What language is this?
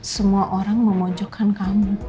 Indonesian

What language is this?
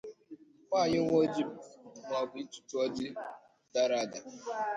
Igbo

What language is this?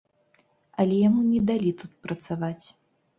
Belarusian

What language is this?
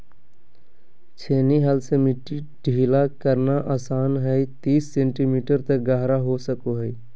Magahi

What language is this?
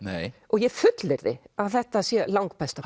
Icelandic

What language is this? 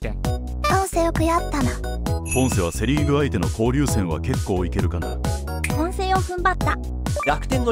Japanese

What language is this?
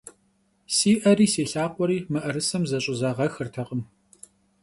Kabardian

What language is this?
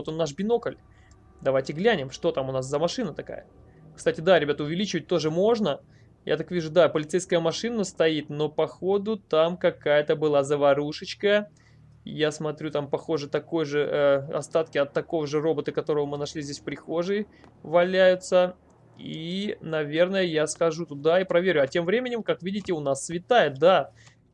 Russian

